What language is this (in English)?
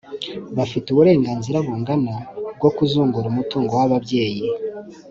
Kinyarwanda